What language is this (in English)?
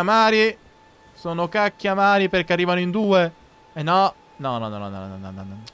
Italian